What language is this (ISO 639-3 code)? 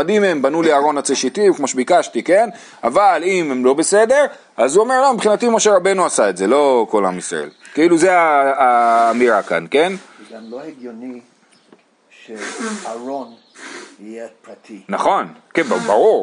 heb